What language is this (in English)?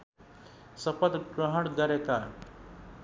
Nepali